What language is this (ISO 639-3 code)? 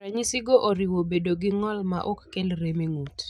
luo